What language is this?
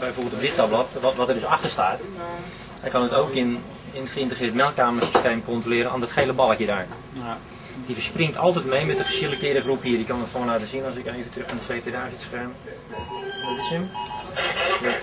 Dutch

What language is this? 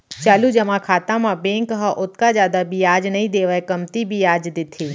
Chhattisgarhi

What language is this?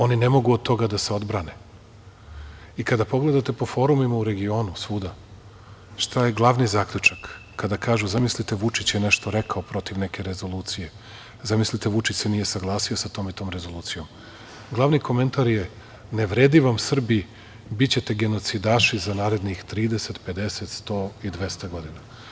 Serbian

